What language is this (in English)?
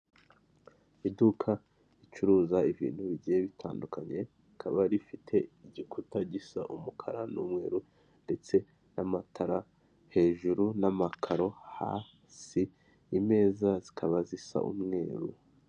Kinyarwanda